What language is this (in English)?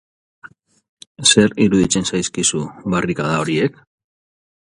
Basque